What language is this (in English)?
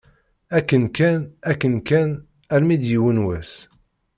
Kabyle